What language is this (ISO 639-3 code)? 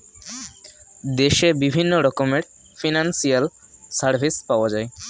ben